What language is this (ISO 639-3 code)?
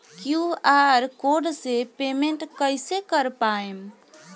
bho